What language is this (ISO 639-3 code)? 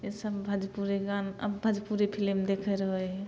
mai